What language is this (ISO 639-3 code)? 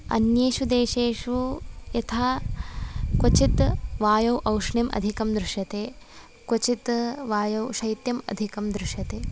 san